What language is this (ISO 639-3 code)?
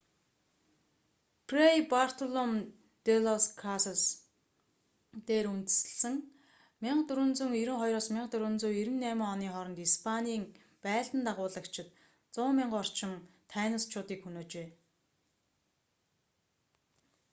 mon